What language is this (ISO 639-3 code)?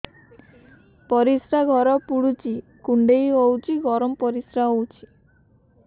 ori